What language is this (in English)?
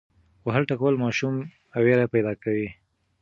Pashto